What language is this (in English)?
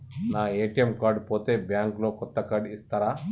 Telugu